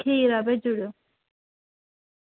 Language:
Dogri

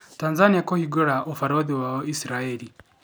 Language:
Kikuyu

